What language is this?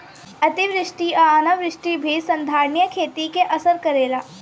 Bhojpuri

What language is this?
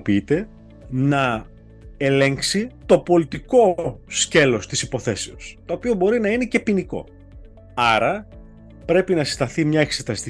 Greek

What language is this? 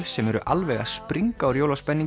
Icelandic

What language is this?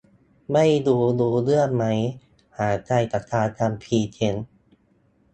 Thai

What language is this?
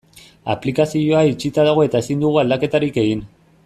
Basque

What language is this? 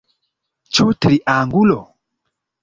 Esperanto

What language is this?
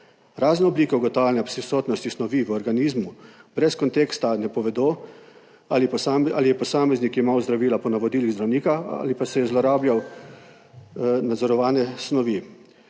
Slovenian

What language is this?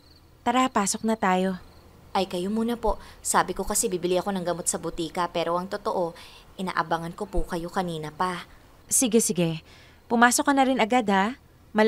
Filipino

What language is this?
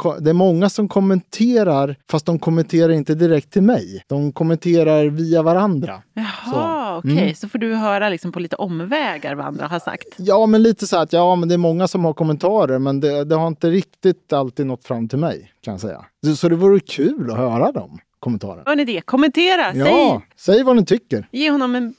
Swedish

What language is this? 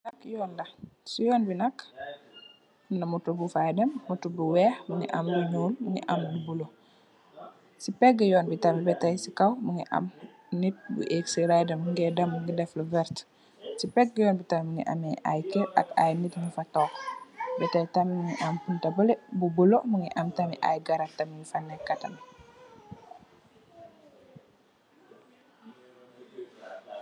Wolof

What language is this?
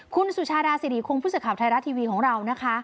Thai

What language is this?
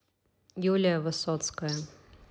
Russian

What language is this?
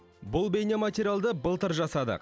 Kazakh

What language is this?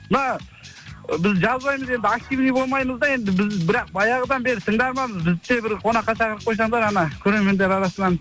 Kazakh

